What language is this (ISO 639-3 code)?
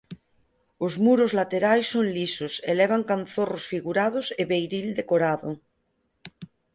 glg